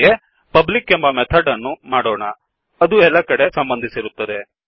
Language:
Kannada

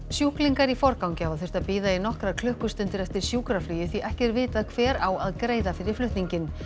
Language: Icelandic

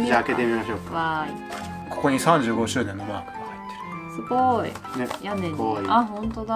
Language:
Japanese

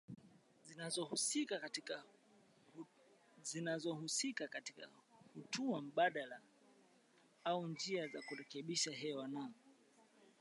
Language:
Swahili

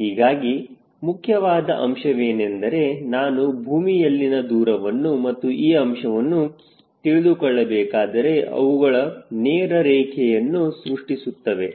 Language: Kannada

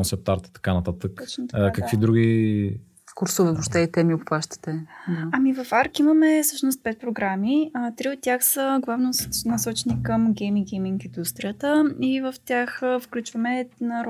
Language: Bulgarian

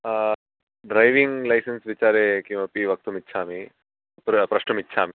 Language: Sanskrit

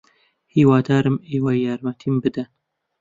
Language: Central Kurdish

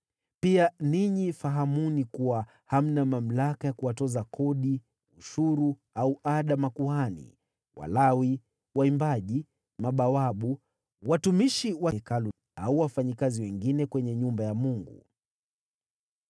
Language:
Swahili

